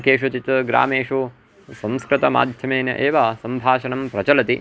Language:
Sanskrit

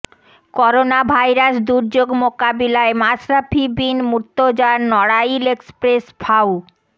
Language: Bangla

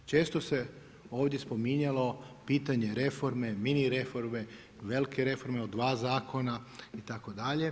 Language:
Croatian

